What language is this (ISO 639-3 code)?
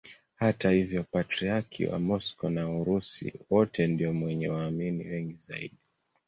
swa